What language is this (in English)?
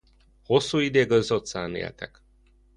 Hungarian